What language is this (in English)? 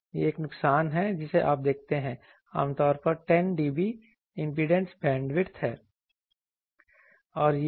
Hindi